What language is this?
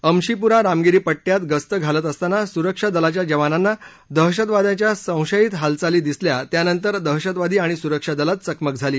Marathi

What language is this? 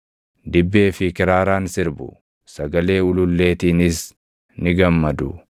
Oromo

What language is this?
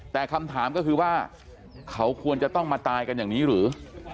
Thai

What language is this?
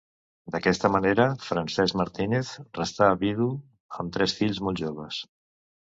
Catalan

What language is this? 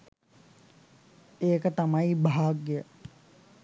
Sinhala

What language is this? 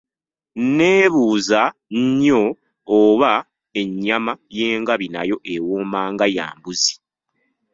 Ganda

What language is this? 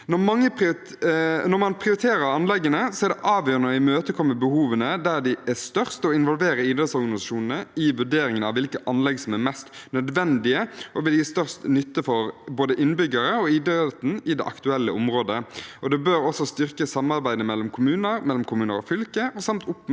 Norwegian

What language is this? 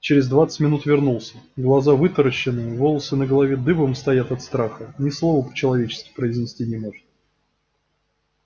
Russian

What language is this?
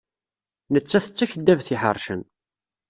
Kabyle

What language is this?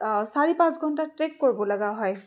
Assamese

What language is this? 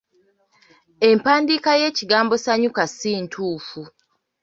Ganda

